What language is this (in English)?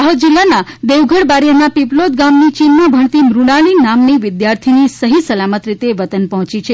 Gujarati